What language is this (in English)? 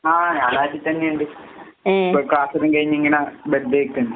Malayalam